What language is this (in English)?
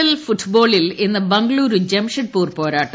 Malayalam